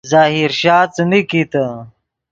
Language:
Yidgha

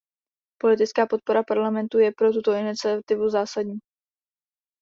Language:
Czech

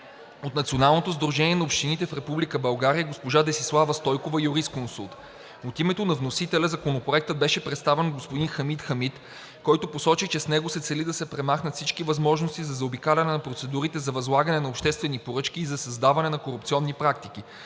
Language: Bulgarian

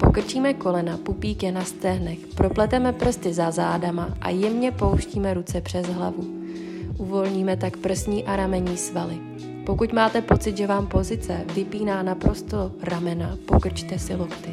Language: Czech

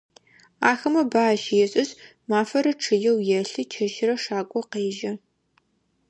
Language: Adyghe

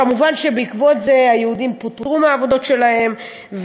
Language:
Hebrew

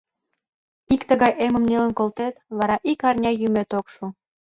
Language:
Mari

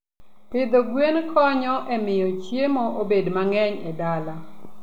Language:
Luo (Kenya and Tanzania)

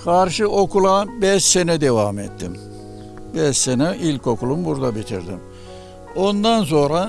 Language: Turkish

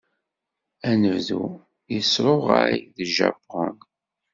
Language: Kabyle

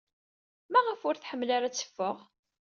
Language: Kabyle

